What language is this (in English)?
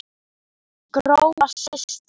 Icelandic